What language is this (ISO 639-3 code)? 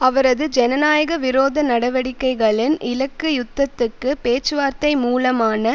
tam